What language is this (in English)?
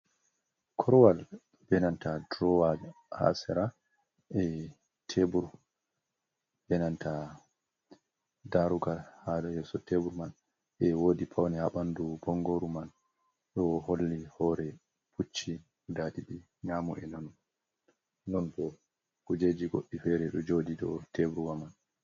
Fula